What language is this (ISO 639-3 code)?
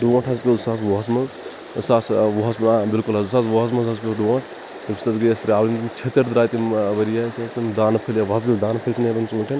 kas